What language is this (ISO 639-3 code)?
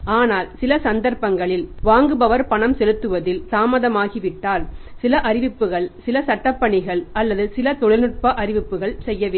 tam